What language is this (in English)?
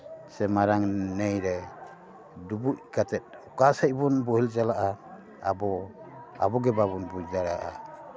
Santali